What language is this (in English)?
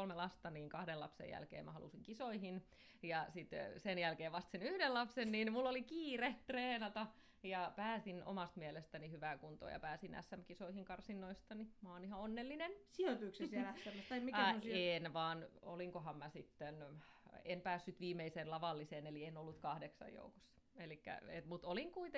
Finnish